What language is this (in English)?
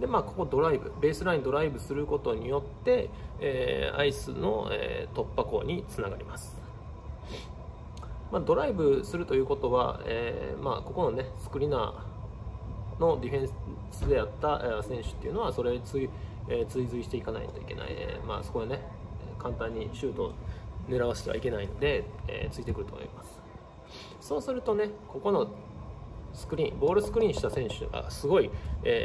Japanese